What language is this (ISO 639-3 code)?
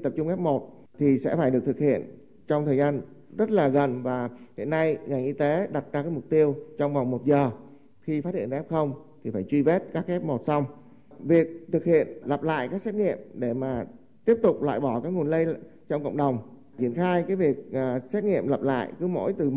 vie